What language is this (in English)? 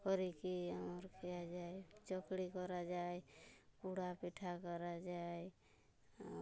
Odia